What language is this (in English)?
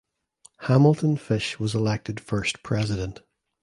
English